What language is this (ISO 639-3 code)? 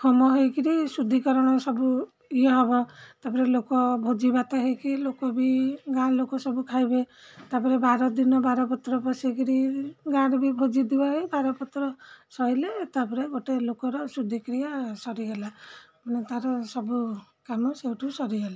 ori